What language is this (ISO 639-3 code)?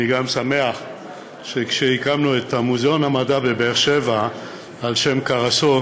heb